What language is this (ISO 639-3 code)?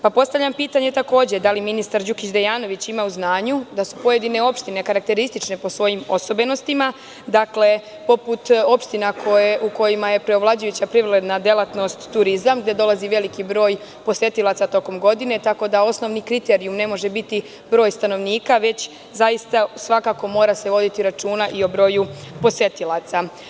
srp